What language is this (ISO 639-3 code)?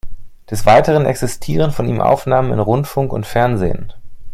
deu